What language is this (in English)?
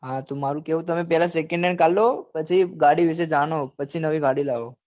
Gujarati